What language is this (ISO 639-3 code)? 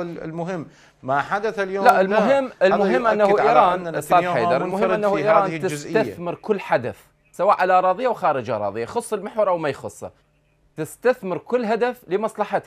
ara